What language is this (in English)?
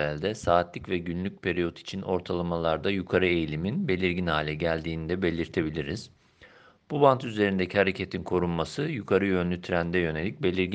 Turkish